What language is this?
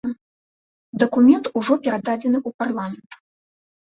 Belarusian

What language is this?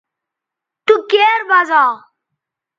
Bateri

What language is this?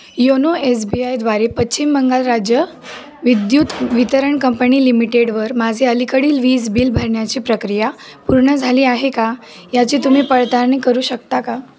Marathi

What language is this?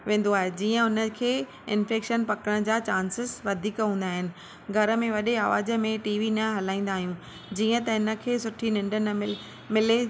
Sindhi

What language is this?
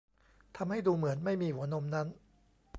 Thai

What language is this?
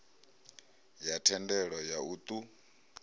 Venda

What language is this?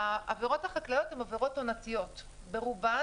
Hebrew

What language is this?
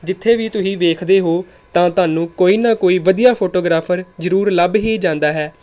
Punjabi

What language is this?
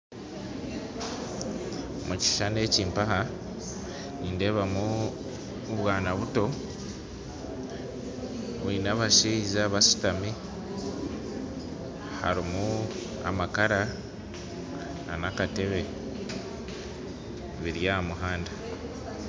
Nyankole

